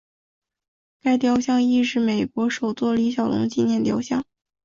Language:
Chinese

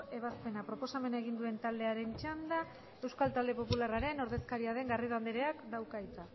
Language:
Basque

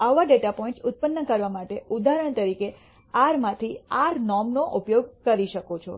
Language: Gujarati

